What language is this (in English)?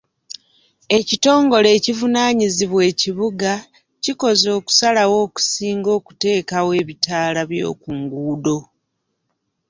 Ganda